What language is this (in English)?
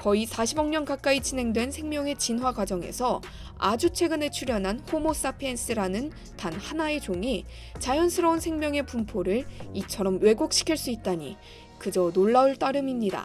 Korean